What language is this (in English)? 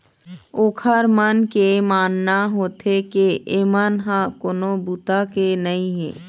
Chhattisgarhi